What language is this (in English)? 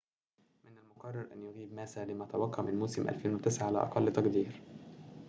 Arabic